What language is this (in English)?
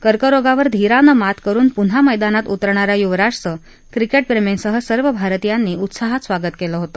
Marathi